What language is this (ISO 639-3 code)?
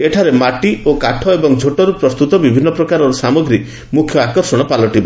ori